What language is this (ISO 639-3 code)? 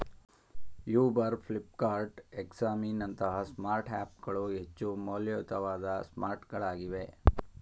kan